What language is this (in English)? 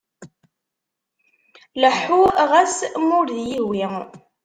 Kabyle